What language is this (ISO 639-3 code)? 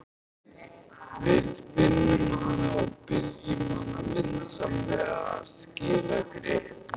isl